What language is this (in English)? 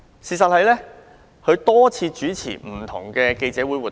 Cantonese